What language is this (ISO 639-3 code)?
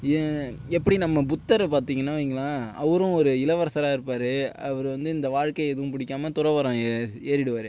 tam